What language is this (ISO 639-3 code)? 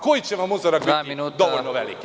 srp